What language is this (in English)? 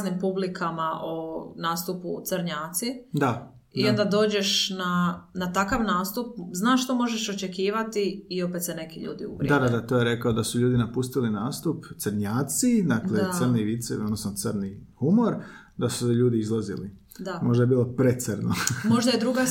Croatian